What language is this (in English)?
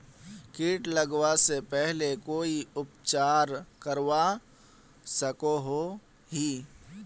Magahi